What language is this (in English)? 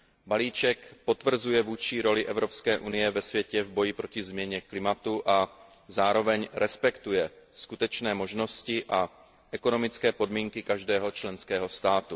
Czech